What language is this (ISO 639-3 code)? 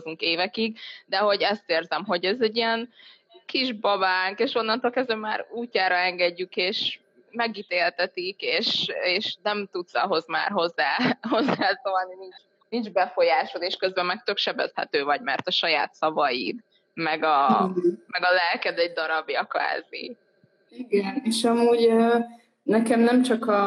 hun